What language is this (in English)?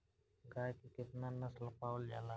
Bhojpuri